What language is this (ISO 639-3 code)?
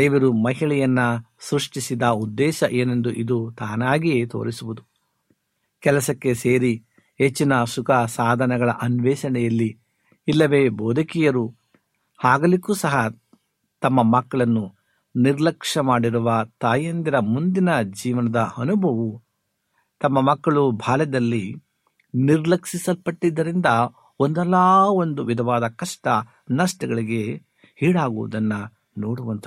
kan